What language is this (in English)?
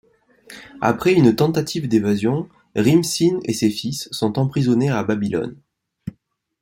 French